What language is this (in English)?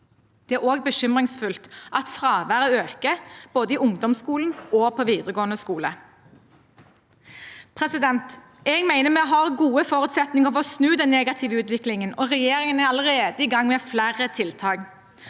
Norwegian